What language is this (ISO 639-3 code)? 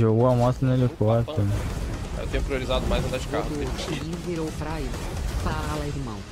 por